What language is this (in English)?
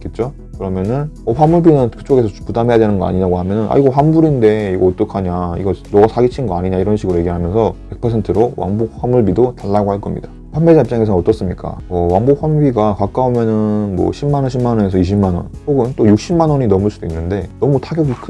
Korean